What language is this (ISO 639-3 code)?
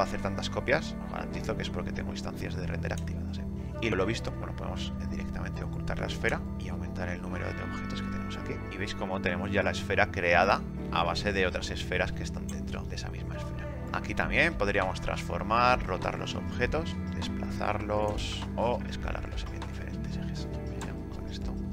spa